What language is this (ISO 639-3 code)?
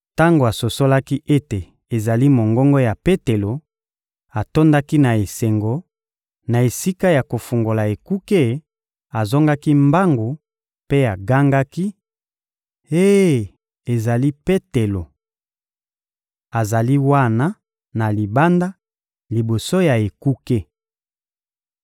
lin